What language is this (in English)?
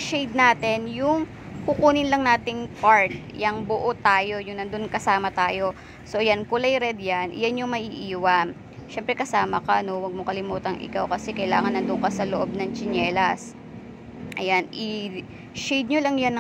Filipino